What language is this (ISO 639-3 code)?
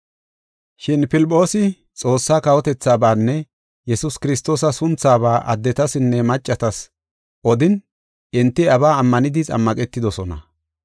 gof